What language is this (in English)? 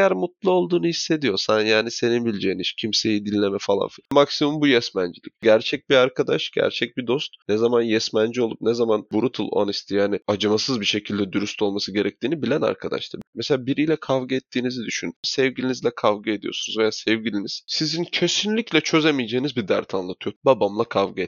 Turkish